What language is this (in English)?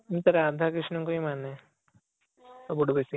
Odia